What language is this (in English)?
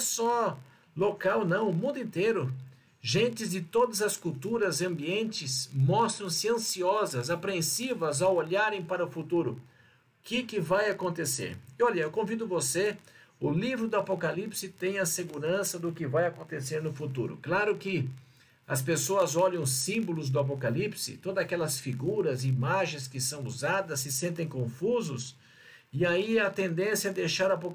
Portuguese